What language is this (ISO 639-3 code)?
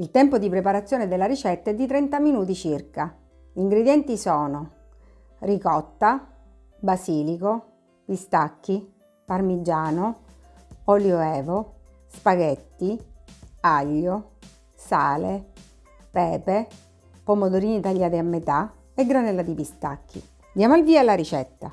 ita